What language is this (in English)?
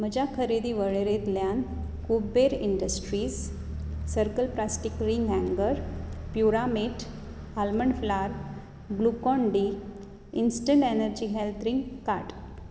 Konkani